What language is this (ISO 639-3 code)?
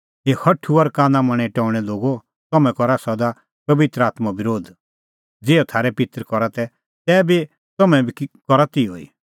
kfx